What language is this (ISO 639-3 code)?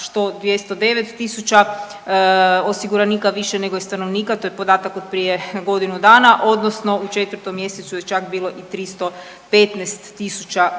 hrv